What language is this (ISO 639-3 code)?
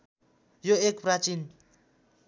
nep